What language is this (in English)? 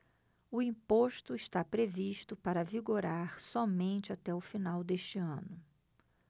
Portuguese